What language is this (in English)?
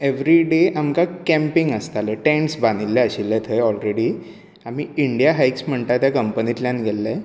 Konkani